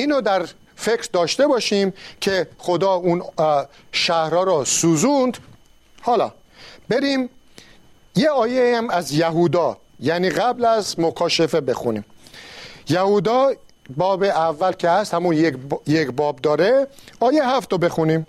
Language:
Persian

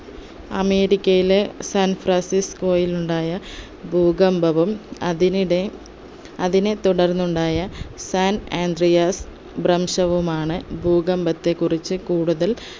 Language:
Malayalam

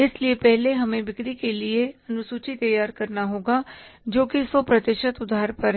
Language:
Hindi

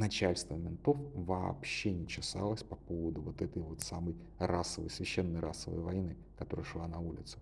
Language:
Russian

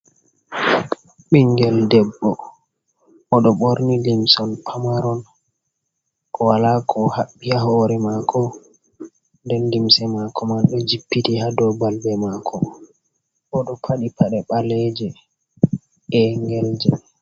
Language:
Fula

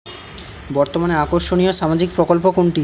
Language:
Bangla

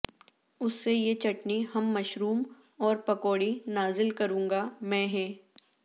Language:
Urdu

